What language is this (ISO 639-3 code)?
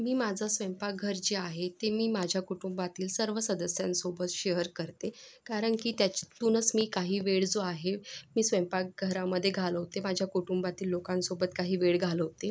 mar